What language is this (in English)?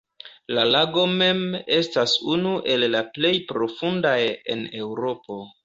Esperanto